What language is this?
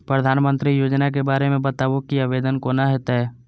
Maithili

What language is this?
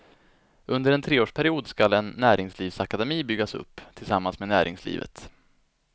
Swedish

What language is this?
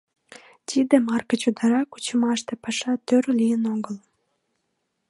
Mari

